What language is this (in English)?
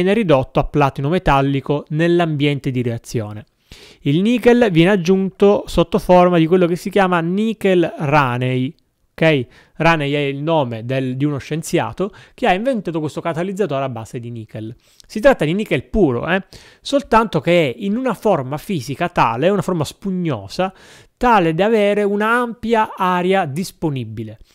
Italian